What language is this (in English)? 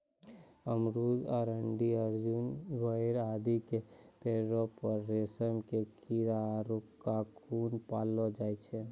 Maithili